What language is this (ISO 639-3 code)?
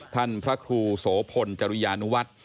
tha